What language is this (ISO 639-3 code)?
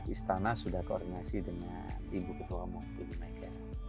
ind